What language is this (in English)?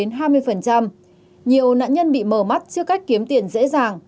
Vietnamese